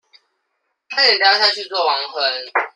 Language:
Chinese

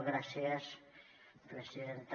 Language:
Catalan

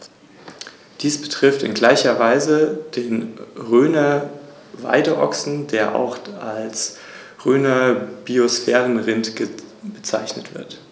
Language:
German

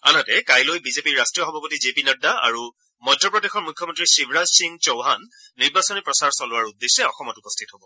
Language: Assamese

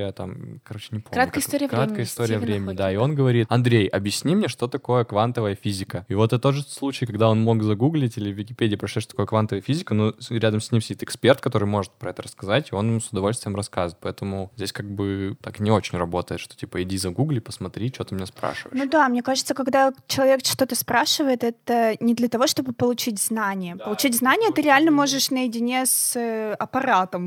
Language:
Russian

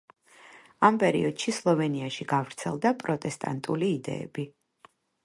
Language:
Georgian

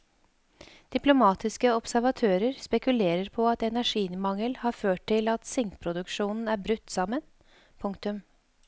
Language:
Norwegian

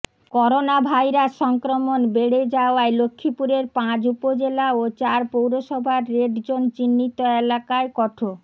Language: Bangla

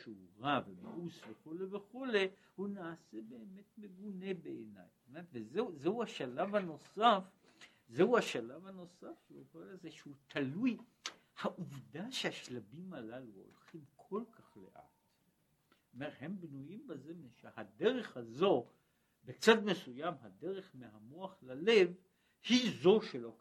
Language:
Hebrew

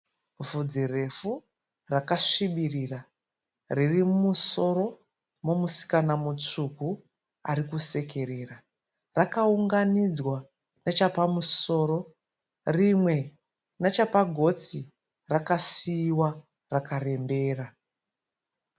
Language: Shona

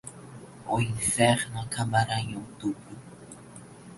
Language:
Portuguese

